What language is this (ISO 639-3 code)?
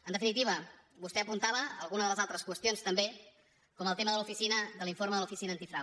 cat